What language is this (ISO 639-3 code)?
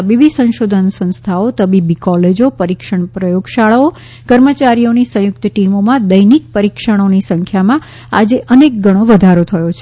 guj